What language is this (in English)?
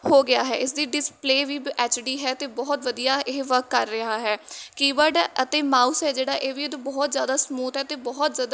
Punjabi